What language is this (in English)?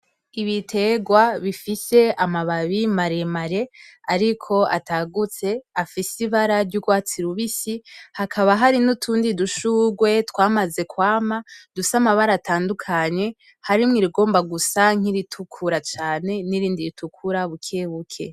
Rundi